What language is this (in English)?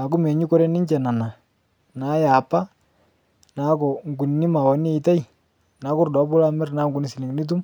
Masai